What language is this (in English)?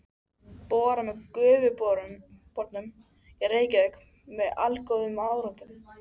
Icelandic